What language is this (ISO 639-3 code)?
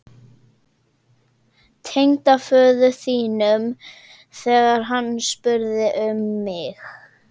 isl